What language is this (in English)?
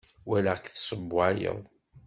Kabyle